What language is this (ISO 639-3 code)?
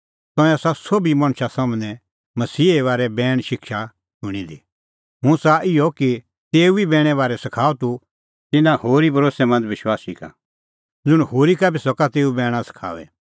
kfx